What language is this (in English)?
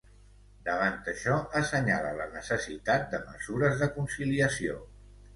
Catalan